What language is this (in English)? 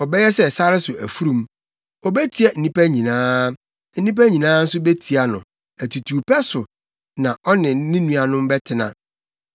Akan